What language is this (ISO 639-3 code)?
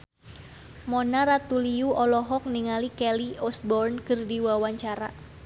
sun